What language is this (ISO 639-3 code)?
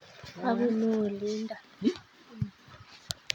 kln